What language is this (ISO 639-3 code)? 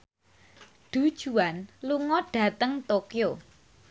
jav